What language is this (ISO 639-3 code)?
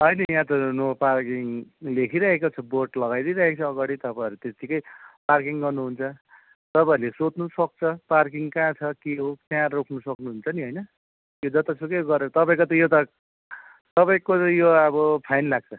nep